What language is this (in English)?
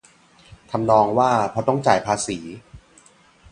Thai